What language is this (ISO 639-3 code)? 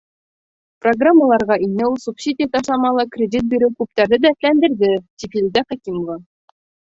bak